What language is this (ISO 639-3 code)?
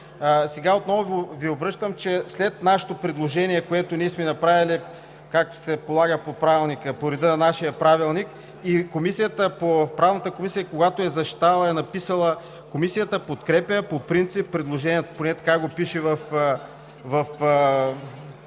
bul